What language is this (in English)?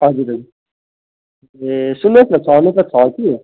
Nepali